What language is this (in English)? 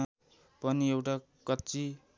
Nepali